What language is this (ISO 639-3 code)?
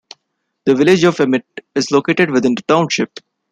eng